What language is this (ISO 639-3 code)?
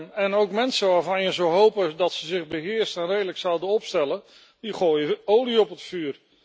nld